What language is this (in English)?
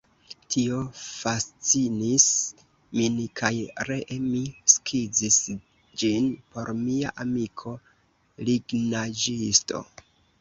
Esperanto